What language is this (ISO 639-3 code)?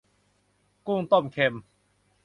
tha